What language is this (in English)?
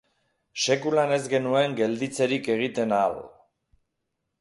Basque